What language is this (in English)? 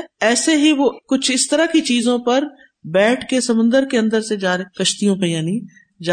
Urdu